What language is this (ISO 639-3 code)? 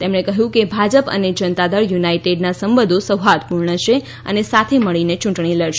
guj